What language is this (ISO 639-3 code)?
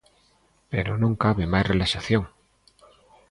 glg